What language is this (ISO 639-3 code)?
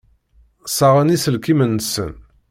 kab